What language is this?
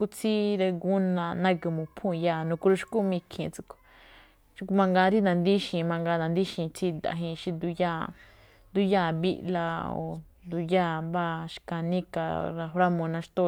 Malinaltepec Me'phaa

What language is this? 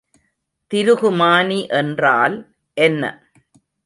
Tamil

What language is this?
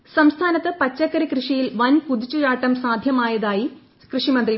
Malayalam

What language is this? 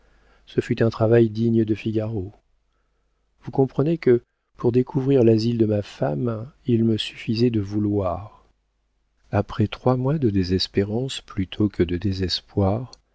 French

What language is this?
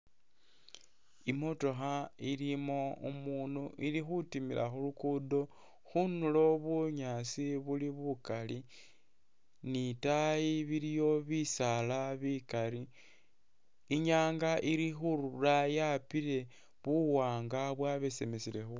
Masaaba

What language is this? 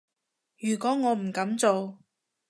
Cantonese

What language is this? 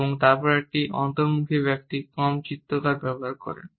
Bangla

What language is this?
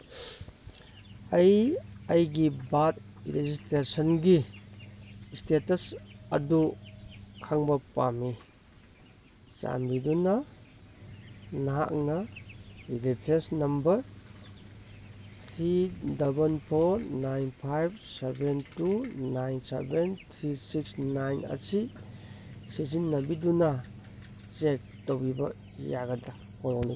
Manipuri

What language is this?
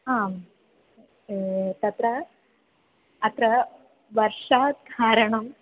Sanskrit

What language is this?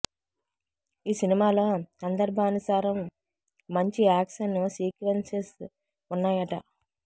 Telugu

